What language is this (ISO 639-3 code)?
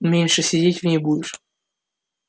rus